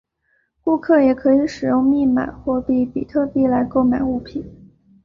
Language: Chinese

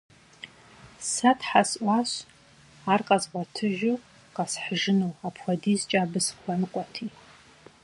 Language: Kabardian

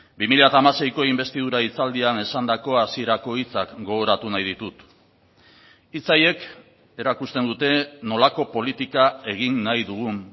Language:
Basque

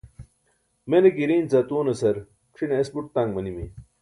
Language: Burushaski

